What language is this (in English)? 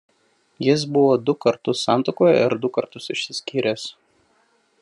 Lithuanian